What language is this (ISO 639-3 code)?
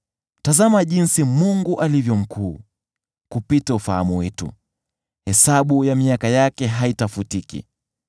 swa